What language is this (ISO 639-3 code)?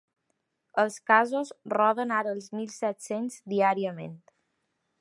cat